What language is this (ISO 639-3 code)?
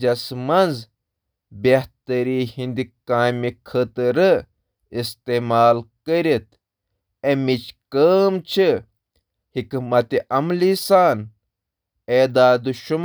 kas